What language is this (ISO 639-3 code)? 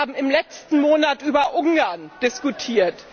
deu